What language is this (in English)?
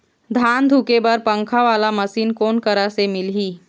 Chhattisgarhi